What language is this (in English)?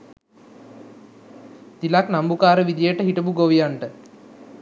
Sinhala